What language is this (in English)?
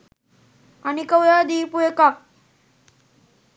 Sinhala